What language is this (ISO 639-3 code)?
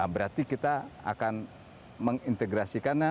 ind